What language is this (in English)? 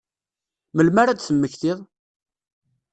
Kabyle